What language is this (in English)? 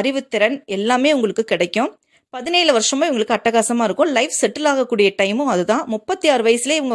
Tamil